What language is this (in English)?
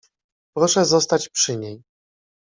Polish